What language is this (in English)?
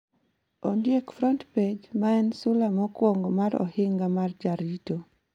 Luo (Kenya and Tanzania)